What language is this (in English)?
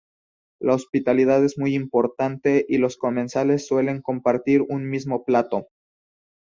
Spanish